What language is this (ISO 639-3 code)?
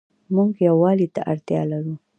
pus